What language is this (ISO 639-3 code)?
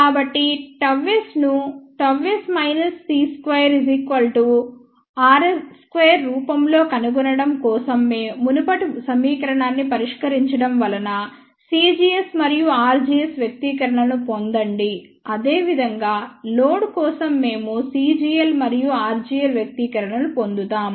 tel